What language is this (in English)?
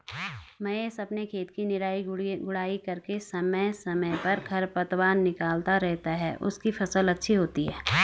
Hindi